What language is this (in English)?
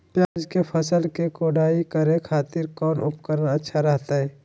Magahi